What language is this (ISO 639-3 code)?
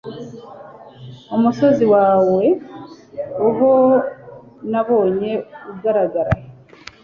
kin